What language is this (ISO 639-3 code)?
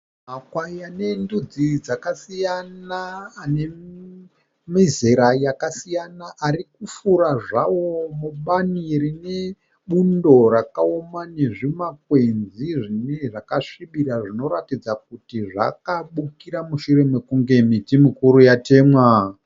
sna